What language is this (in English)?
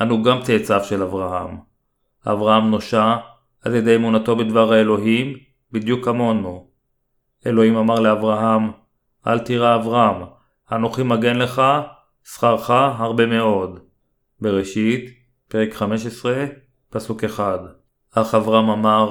Hebrew